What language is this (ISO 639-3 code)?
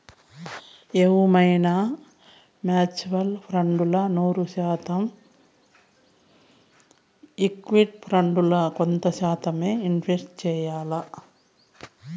tel